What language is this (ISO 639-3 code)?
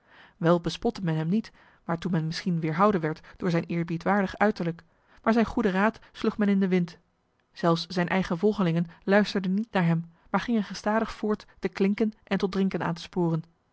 nld